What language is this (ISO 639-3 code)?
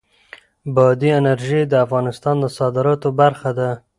pus